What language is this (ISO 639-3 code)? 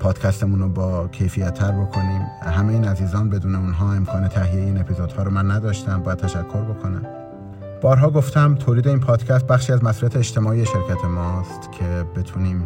fas